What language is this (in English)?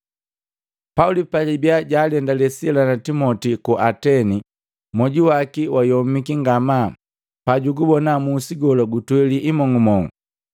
Matengo